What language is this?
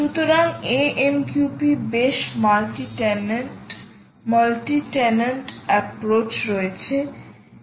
Bangla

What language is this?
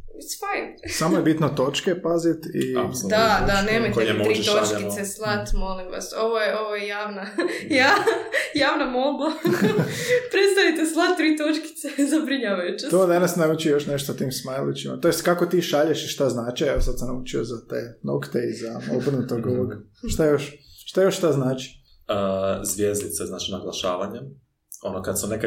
Croatian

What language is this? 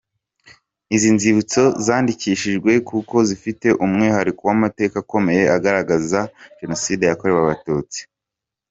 Kinyarwanda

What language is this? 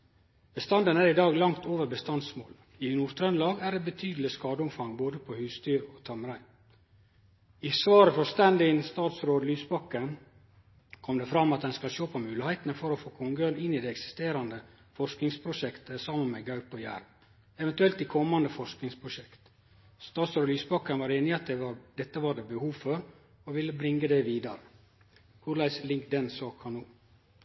Norwegian Nynorsk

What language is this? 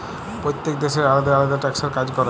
Bangla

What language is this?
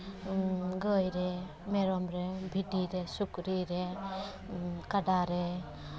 Santali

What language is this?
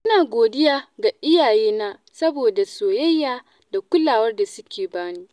Hausa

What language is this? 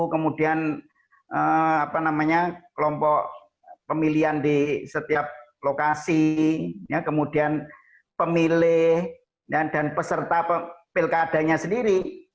Indonesian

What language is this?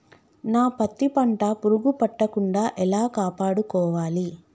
Telugu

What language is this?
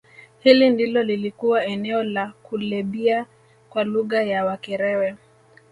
Swahili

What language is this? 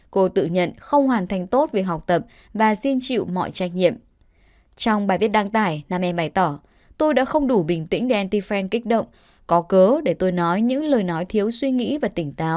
Vietnamese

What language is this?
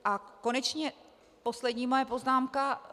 Czech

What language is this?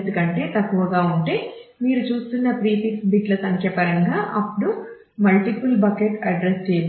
Telugu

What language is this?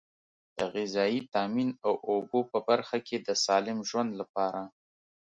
Pashto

